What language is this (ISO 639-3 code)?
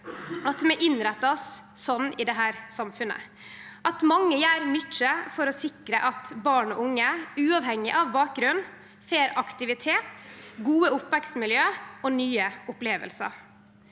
nor